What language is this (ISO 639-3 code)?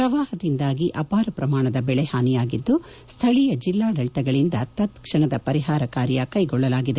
kan